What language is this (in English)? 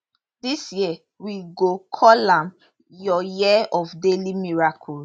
Nigerian Pidgin